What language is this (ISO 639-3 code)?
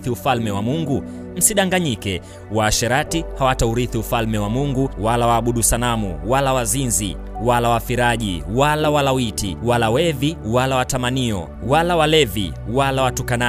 swa